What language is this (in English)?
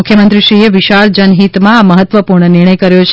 Gujarati